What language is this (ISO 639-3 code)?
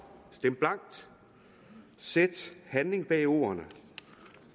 dan